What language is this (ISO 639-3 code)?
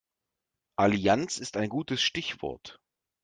deu